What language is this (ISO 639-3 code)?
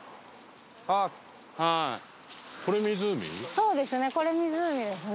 jpn